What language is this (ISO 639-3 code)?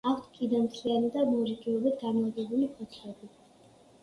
kat